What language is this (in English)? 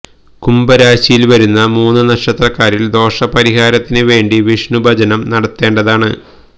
Malayalam